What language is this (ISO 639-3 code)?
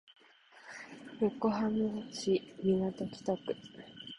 jpn